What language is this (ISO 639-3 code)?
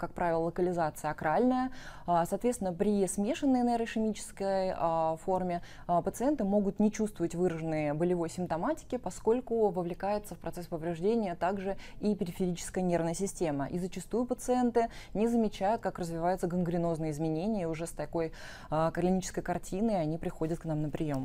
rus